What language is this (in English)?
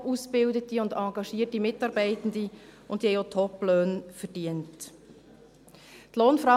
Swiss German